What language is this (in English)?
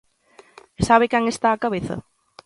Galician